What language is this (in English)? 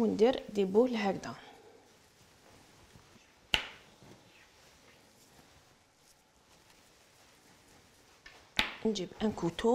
Arabic